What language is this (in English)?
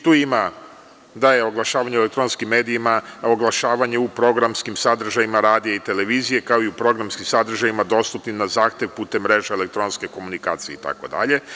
Serbian